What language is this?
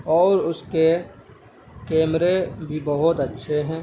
Urdu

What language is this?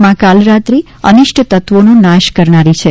Gujarati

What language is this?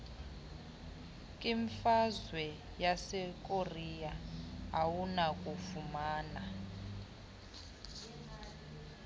Xhosa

